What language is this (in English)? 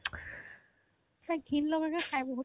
Assamese